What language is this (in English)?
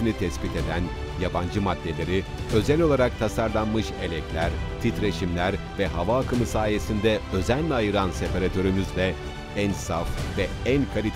Turkish